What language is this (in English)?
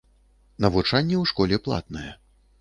Belarusian